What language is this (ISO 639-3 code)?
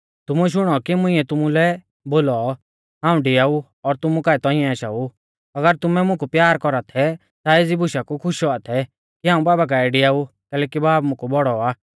bfz